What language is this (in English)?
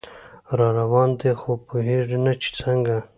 Pashto